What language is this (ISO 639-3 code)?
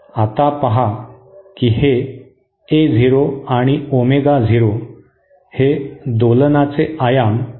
mar